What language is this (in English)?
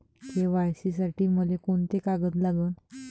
Marathi